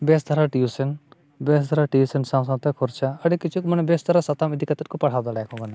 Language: Santali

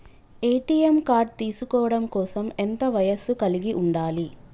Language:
Telugu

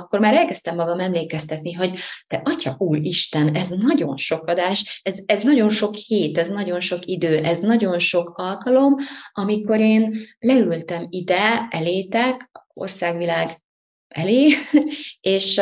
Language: Hungarian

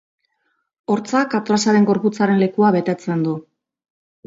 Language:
Basque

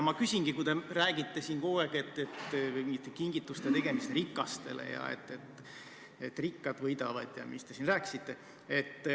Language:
Estonian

